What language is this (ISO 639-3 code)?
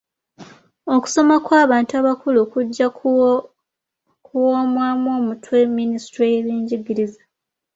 lug